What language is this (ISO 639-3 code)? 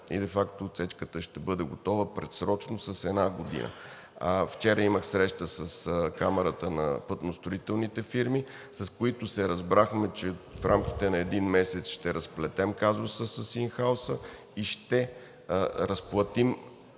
bul